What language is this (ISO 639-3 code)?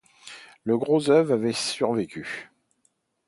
fra